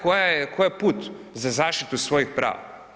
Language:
Croatian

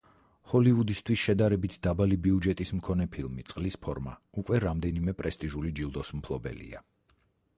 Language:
Georgian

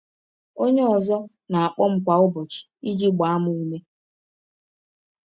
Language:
Igbo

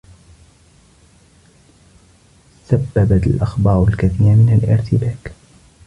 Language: Arabic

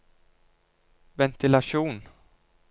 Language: Norwegian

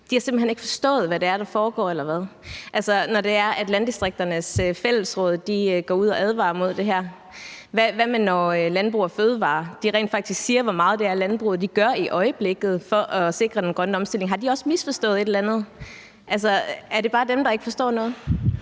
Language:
Danish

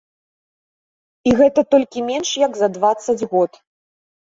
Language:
Belarusian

